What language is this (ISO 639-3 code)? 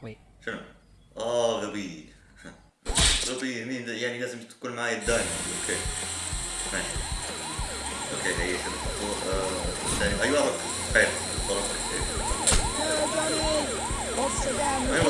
ara